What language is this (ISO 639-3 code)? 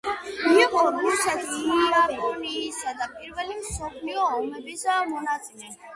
kat